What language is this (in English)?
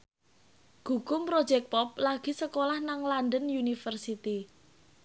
Javanese